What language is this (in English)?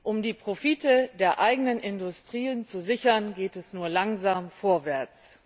German